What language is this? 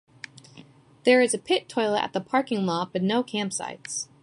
English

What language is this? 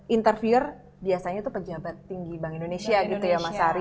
Indonesian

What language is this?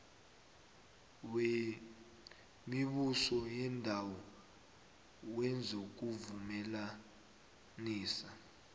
South Ndebele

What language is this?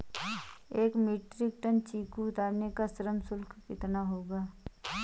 Hindi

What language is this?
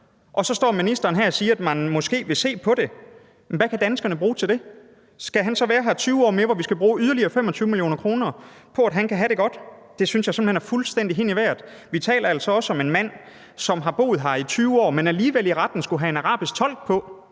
Danish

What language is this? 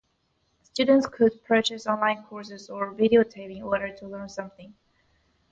English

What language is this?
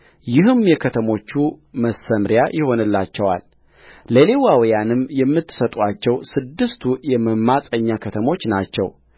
Amharic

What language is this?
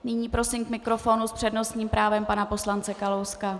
Czech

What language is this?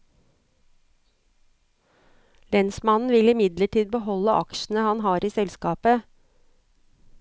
Norwegian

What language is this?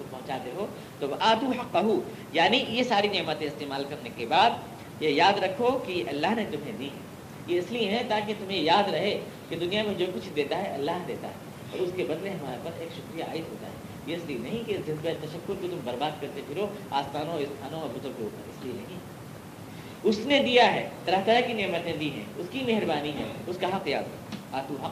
Urdu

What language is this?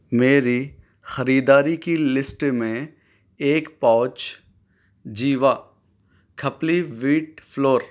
Urdu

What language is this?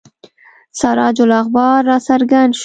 Pashto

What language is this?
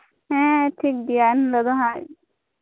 Santali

